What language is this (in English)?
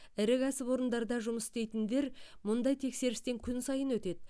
Kazakh